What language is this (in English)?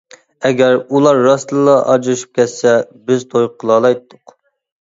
Uyghur